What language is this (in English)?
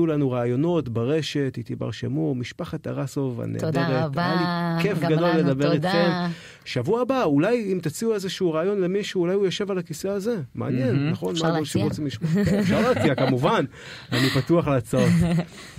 Hebrew